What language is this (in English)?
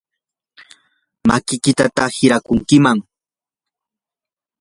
Yanahuanca Pasco Quechua